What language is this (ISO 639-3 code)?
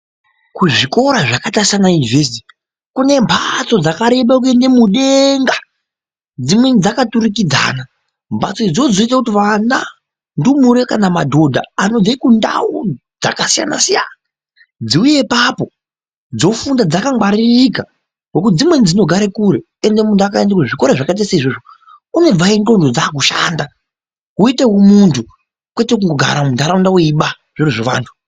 ndc